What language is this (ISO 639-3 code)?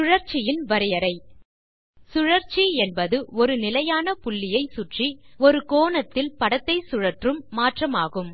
tam